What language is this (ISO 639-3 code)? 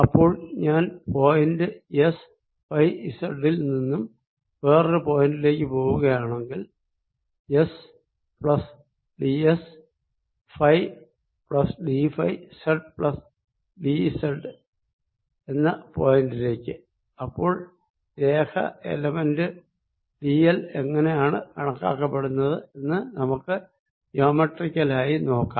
mal